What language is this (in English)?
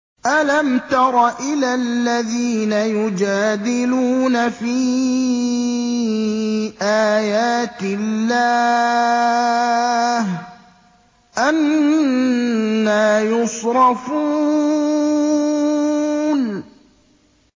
Arabic